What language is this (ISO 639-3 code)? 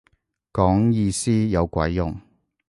yue